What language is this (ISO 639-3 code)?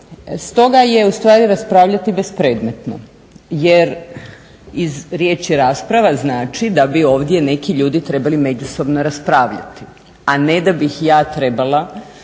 hrv